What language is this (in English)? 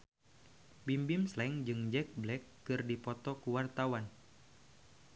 Sundanese